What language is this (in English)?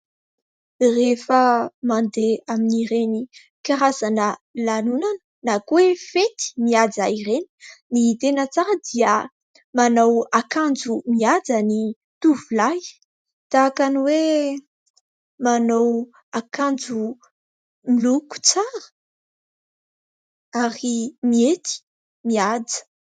Malagasy